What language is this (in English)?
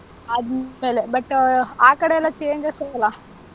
Kannada